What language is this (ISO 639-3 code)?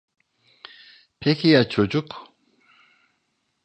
tur